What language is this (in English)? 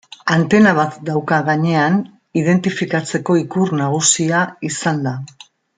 Basque